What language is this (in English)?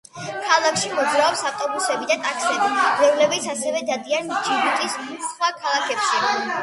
Georgian